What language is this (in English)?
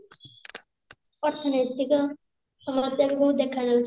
Odia